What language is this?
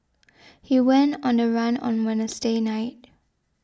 English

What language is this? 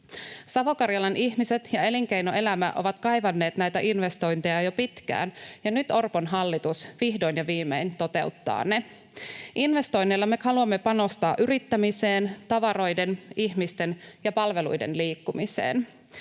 Finnish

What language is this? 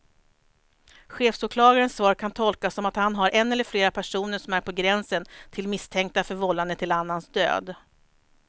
Swedish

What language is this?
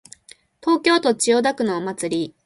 Japanese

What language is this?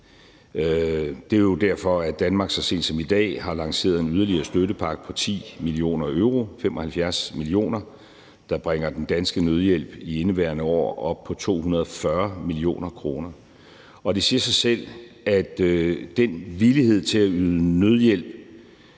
Danish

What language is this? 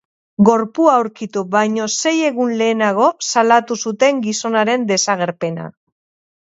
Basque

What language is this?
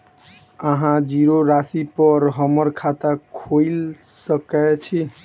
Maithili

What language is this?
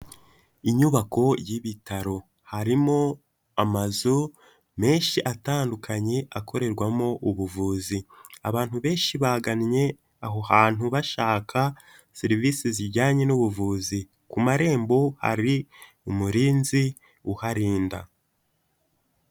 Kinyarwanda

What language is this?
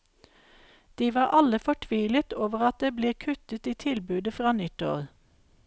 Norwegian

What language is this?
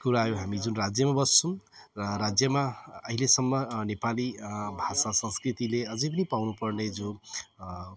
Nepali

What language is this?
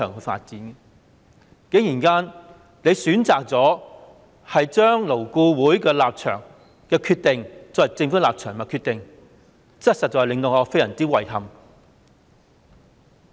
Cantonese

